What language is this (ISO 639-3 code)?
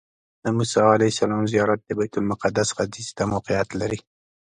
pus